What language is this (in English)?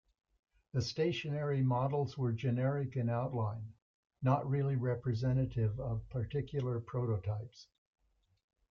English